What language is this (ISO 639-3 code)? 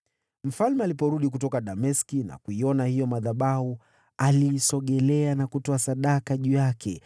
swa